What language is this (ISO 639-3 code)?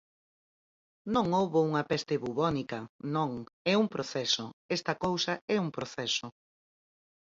glg